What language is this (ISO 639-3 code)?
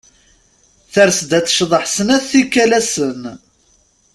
kab